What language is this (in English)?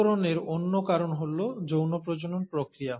Bangla